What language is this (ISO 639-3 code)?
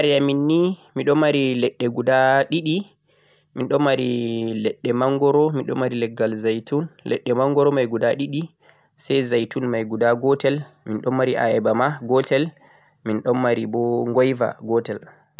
fuq